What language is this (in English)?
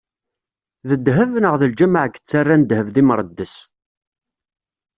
Kabyle